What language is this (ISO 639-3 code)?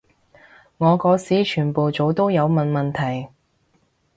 yue